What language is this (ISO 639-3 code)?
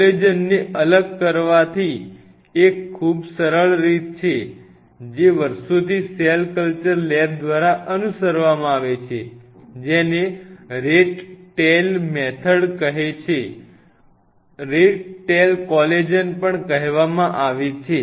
guj